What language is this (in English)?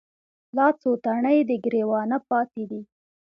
Pashto